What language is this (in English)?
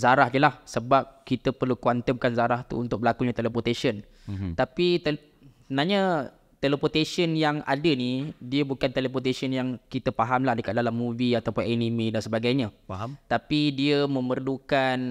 Malay